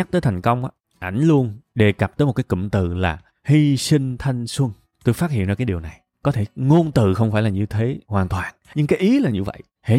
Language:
Vietnamese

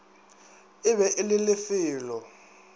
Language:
Northern Sotho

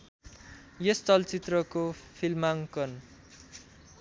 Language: Nepali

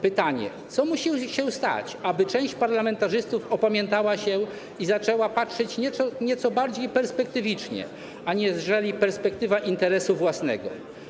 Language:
Polish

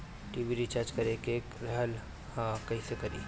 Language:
Bhojpuri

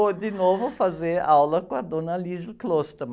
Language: Portuguese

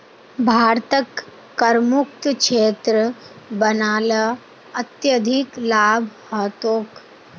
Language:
Magahi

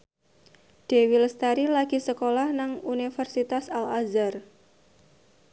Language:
Javanese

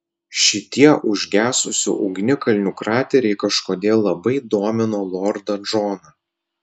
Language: Lithuanian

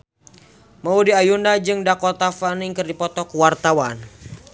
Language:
Sundanese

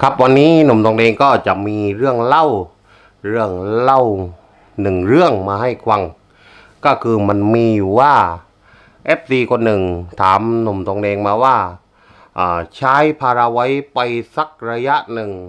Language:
Thai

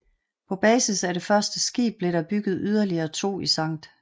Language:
Danish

